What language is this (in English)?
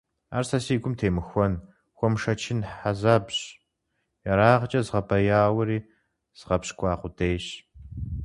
Kabardian